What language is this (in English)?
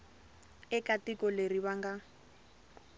Tsonga